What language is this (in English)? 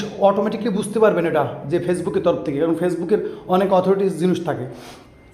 Bangla